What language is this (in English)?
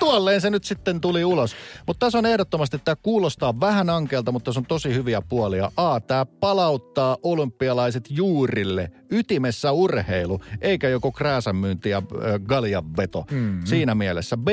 Finnish